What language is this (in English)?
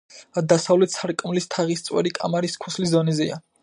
Georgian